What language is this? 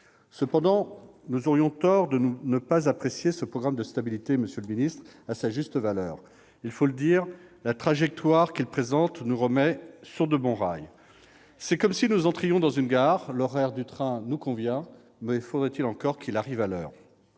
French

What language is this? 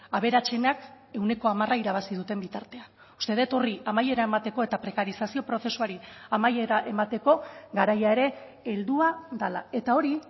Basque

